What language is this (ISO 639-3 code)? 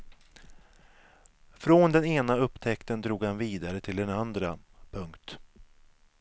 swe